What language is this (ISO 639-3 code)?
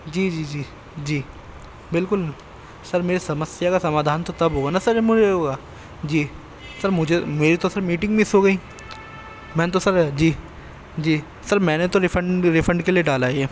urd